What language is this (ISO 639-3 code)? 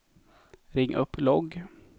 swe